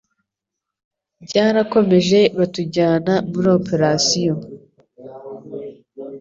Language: Kinyarwanda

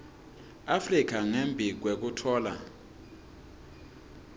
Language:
Swati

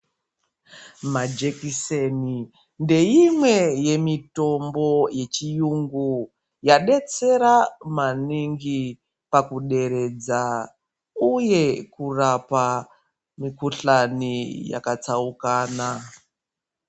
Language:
Ndau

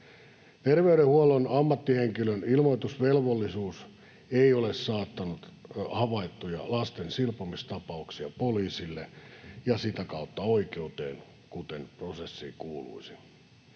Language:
Finnish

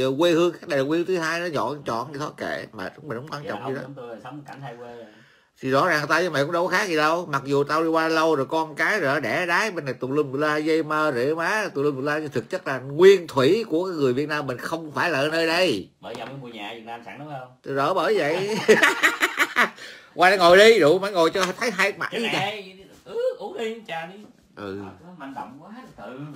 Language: Vietnamese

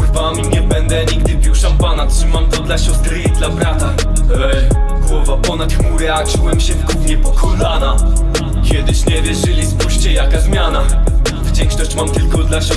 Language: Polish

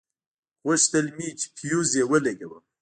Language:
Pashto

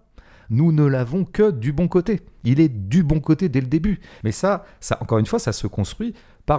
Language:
French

